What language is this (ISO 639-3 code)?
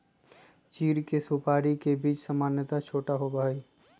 mag